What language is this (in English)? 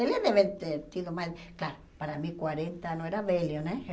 Portuguese